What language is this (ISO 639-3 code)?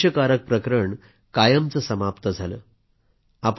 mar